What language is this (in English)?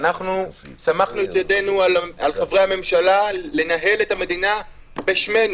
Hebrew